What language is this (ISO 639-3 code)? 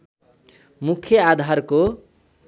nep